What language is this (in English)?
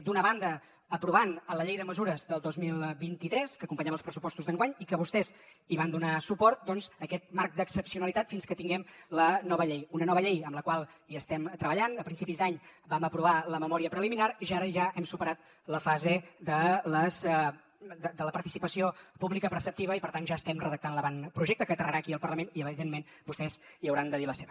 Catalan